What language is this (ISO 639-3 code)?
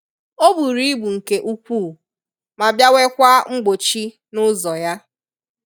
ibo